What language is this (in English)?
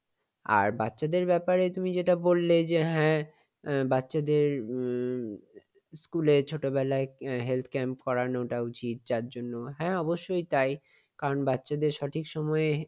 Bangla